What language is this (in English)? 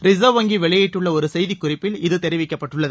Tamil